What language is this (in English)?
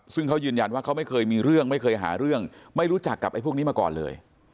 Thai